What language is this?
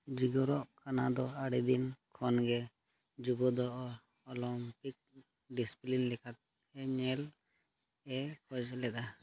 Santali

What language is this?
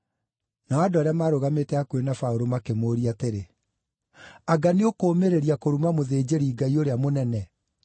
Kikuyu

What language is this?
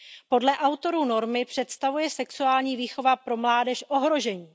Czech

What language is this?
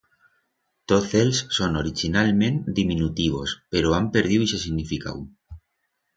Aragonese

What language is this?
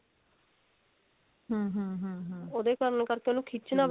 Punjabi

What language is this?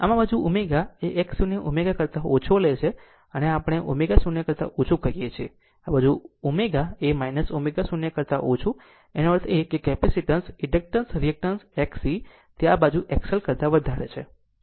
Gujarati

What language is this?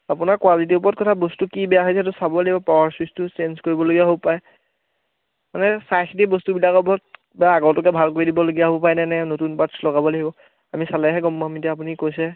Assamese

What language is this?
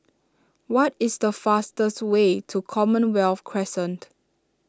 English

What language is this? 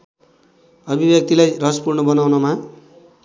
Nepali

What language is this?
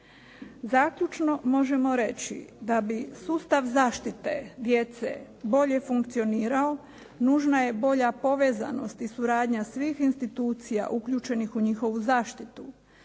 Croatian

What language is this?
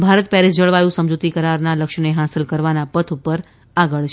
Gujarati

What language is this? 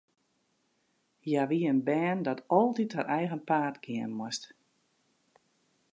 Western Frisian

